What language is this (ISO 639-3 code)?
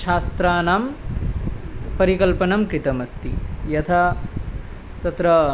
san